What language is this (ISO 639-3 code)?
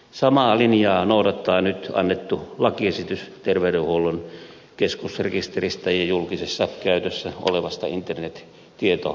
fin